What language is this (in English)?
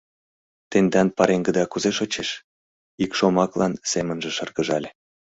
Mari